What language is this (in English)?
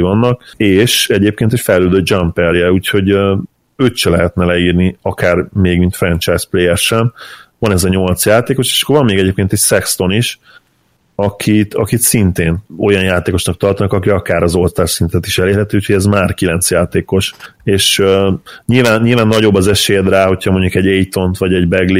Hungarian